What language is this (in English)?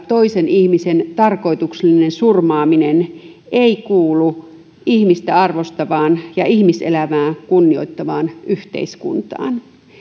Finnish